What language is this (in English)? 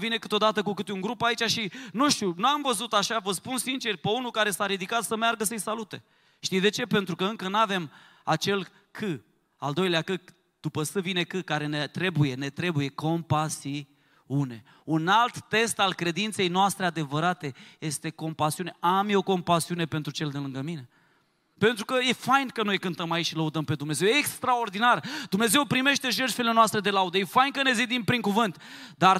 Romanian